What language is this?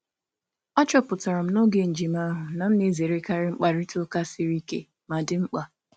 Igbo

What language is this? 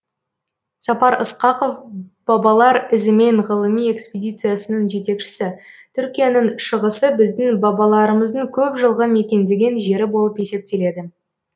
Kazakh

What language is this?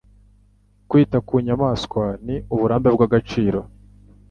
Kinyarwanda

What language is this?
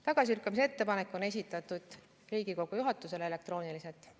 Estonian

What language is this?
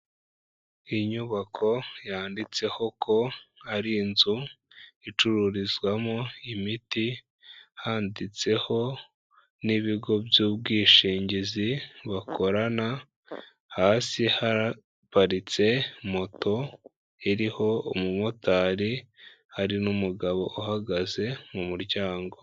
Kinyarwanda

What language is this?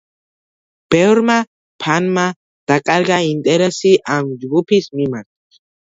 Georgian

